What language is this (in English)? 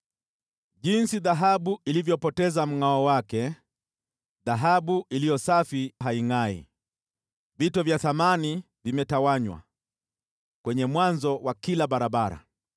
Swahili